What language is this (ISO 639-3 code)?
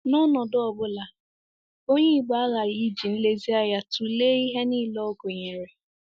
ibo